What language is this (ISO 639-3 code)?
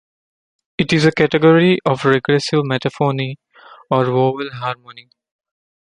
eng